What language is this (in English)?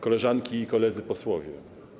Polish